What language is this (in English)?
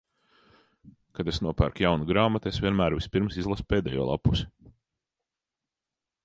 Latvian